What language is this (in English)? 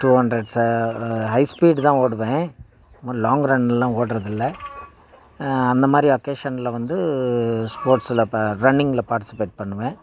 Tamil